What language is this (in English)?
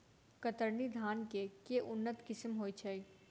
Maithili